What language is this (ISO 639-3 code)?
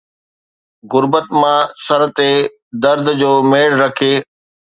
snd